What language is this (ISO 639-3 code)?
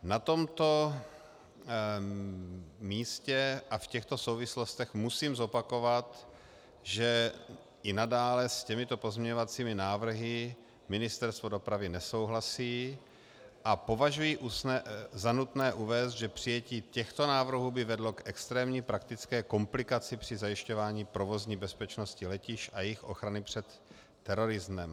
ces